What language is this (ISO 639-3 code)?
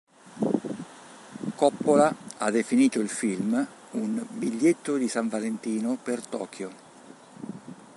ita